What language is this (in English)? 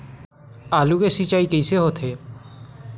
Chhattisgarhi